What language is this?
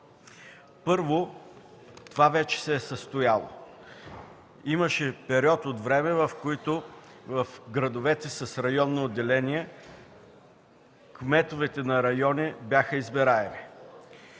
Bulgarian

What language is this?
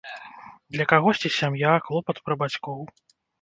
Belarusian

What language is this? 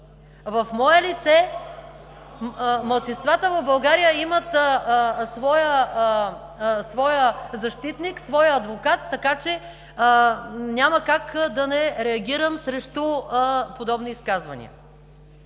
Bulgarian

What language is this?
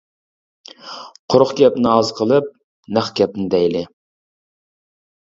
Uyghur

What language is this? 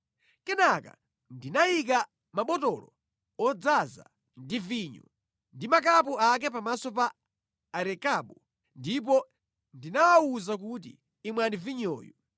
Nyanja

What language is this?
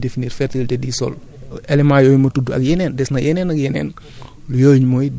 Wolof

